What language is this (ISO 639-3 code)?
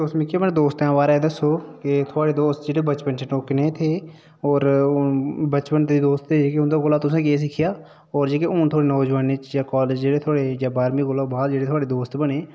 doi